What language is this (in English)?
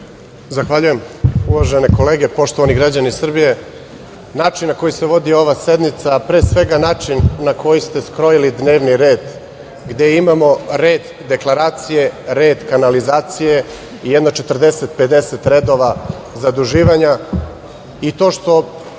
Serbian